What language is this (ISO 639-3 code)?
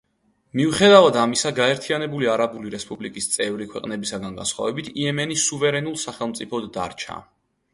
kat